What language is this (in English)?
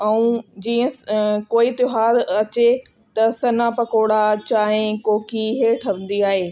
Sindhi